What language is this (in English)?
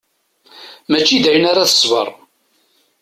Kabyle